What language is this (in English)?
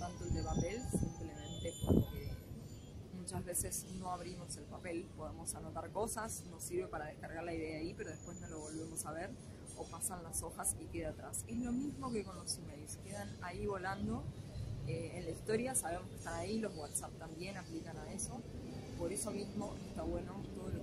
Spanish